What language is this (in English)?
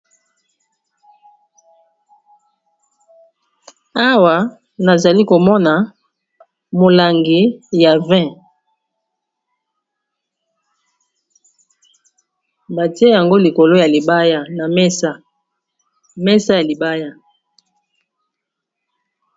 Lingala